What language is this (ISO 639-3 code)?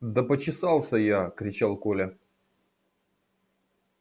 rus